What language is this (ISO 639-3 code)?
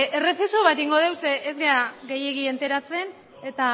eus